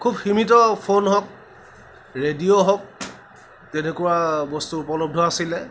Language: Assamese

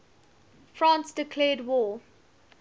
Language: English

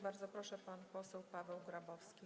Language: Polish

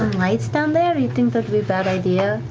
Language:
English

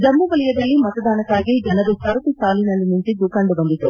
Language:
Kannada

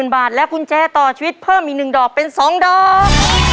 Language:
Thai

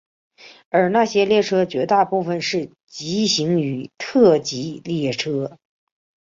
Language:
Chinese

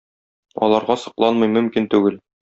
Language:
Tatar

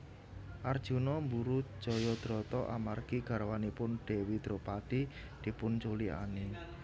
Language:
Javanese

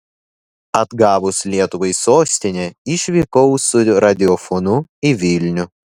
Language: Lithuanian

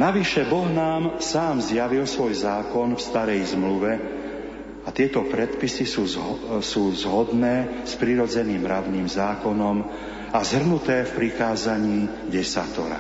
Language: Slovak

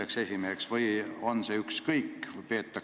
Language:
Estonian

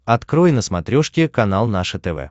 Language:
Russian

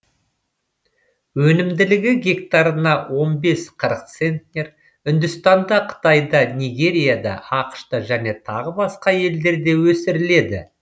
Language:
Kazakh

